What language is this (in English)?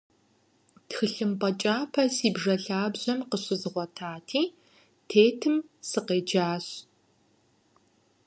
Kabardian